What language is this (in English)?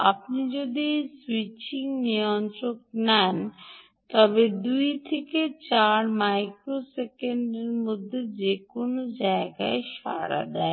Bangla